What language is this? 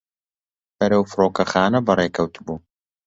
Central Kurdish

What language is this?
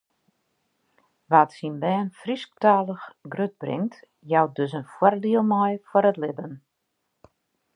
Western Frisian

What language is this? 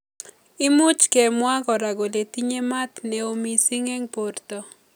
Kalenjin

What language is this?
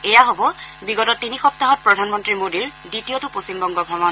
Assamese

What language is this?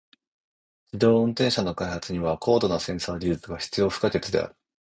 Japanese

